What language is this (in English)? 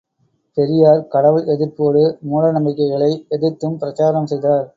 Tamil